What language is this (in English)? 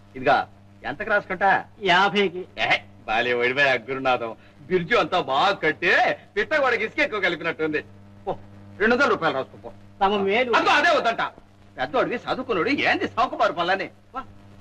Telugu